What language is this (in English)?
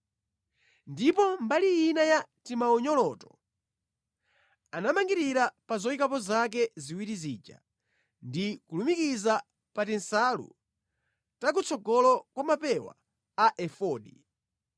Nyanja